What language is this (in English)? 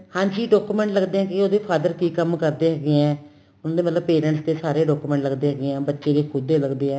Punjabi